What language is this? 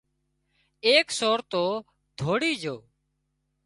Wadiyara Koli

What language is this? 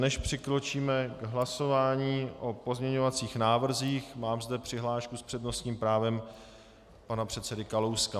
Czech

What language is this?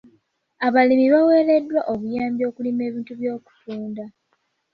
Ganda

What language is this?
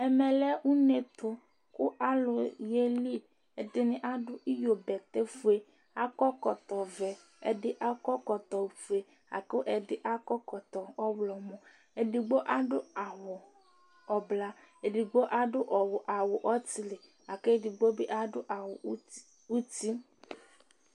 Ikposo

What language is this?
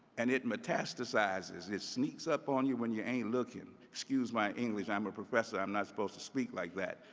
English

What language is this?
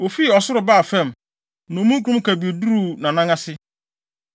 Akan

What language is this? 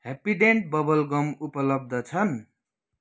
Nepali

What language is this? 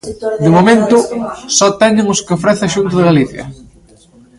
Galician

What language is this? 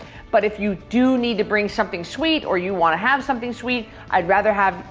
English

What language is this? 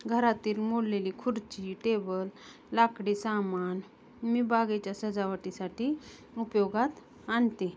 Marathi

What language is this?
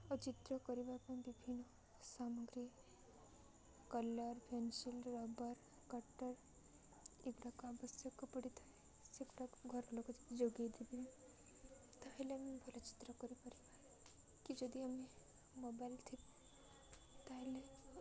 Odia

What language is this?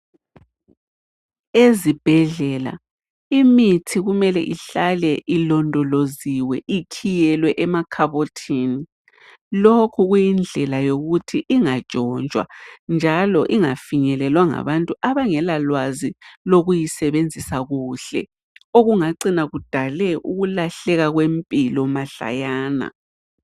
North Ndebele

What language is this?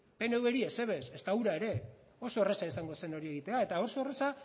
Basque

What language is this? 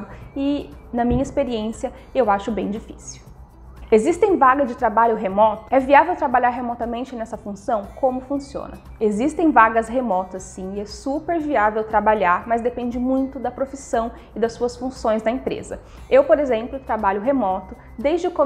Portuguese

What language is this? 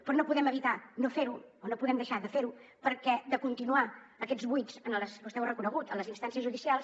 Catalan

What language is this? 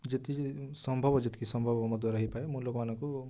Odia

